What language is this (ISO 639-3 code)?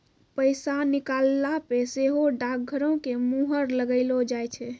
mai